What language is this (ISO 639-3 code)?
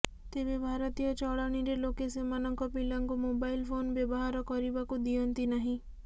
ori